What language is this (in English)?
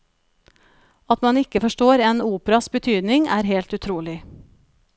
Norwegian